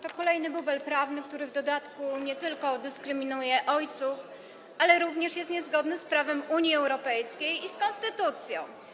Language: Polish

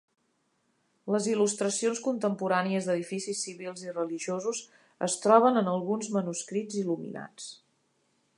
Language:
Catalan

